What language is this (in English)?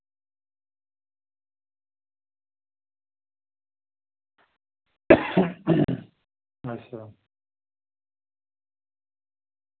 Dogri